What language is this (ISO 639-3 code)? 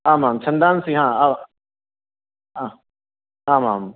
san